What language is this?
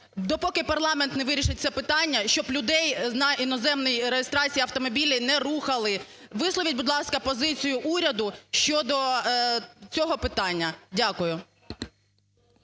Ukrainian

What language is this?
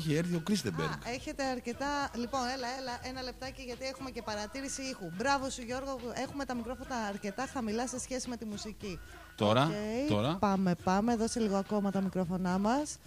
Greek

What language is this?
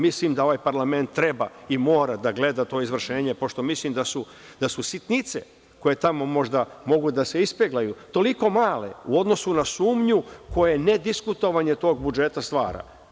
Serbian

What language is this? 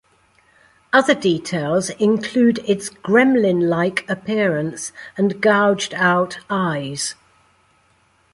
English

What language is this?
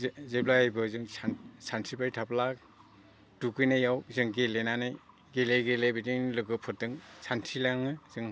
Bodo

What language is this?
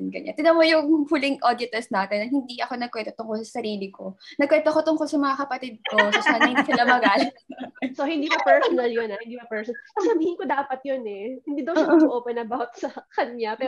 Filipino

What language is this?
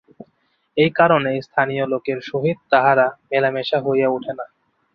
Bangla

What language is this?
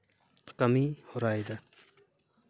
Santali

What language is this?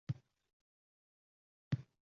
Uzbek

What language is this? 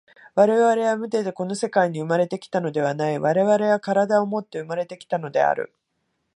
Japanese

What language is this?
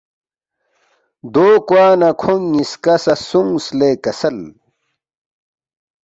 Balti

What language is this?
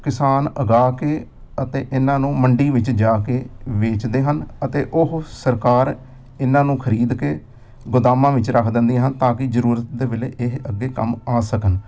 Punjabi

